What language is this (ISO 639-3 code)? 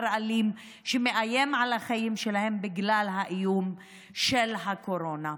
heb